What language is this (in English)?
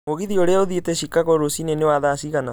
Kikuyu